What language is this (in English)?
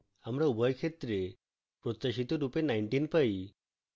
Bangla